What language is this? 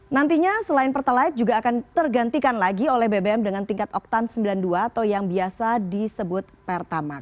Indonesian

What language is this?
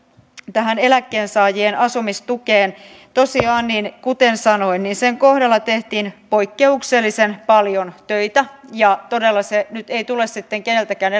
Finnish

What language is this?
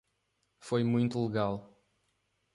Portuguese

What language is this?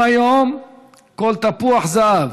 Hebrew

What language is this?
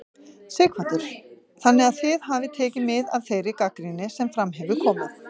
Icelandic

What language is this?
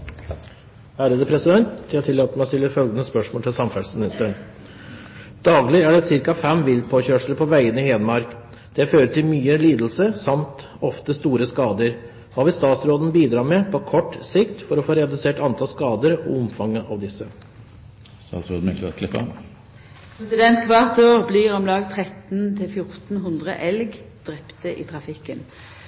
Norwegian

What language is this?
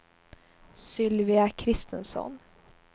Swedish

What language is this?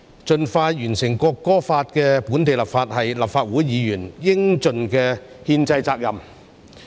Cantonese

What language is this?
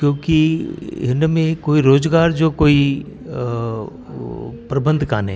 Sindhi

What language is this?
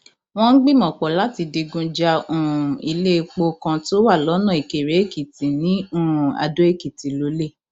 Yoruba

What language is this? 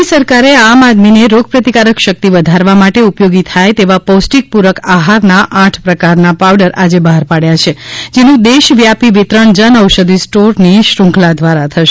Gujarati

